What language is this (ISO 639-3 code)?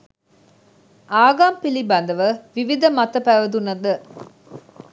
sin